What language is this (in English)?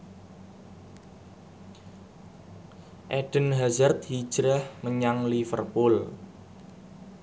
Javanese